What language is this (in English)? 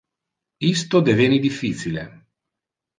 Interlingua